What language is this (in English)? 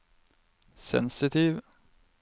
Norwegian